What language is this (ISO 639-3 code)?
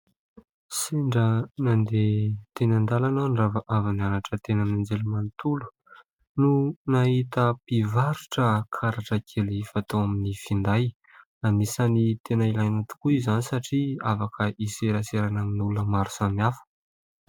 mlg